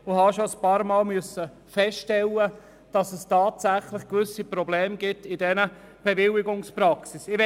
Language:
Swiss German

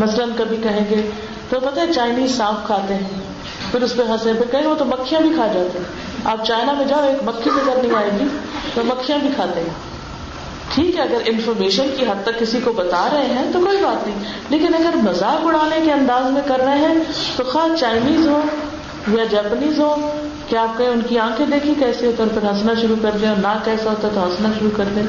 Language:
Urdu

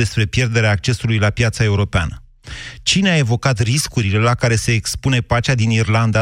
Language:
Romanian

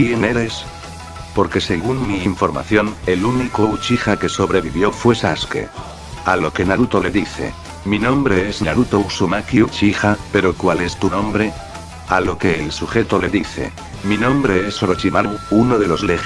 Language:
Spanish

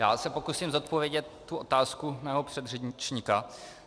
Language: Czech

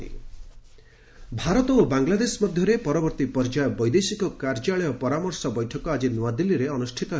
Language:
Odia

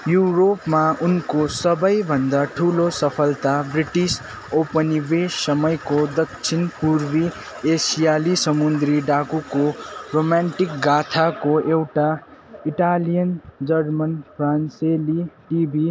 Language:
Nepali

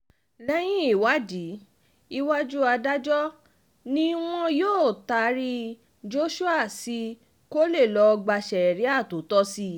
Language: Yoruba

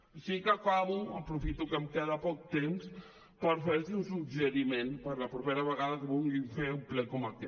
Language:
Catalan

